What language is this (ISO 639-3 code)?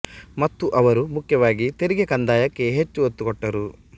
kan